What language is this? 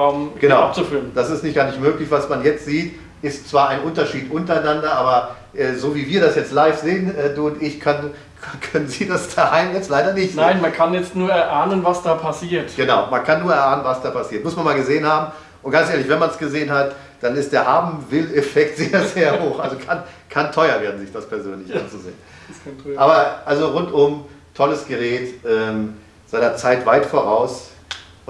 German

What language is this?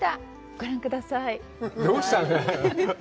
Japanese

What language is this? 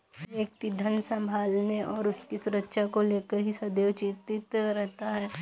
Hindi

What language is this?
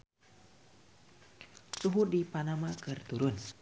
Sundanese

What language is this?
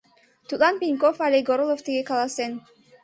Mari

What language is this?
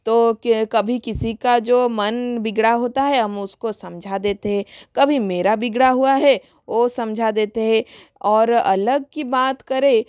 Hindi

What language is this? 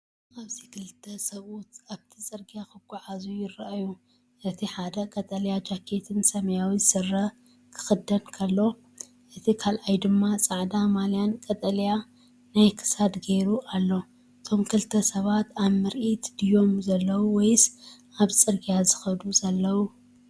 Tigrinya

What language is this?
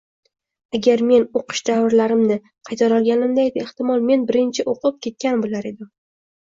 Uzbek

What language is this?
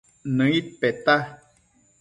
Matsés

